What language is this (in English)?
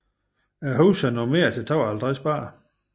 Danish